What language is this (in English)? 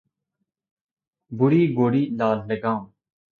Urdu